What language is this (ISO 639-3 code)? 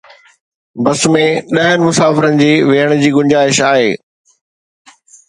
snd